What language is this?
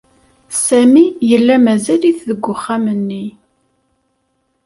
Kabyle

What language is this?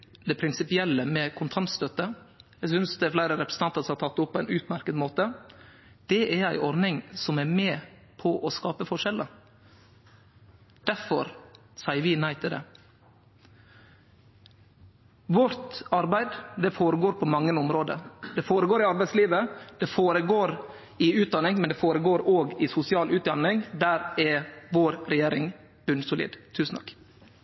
Norwegian Nynorsk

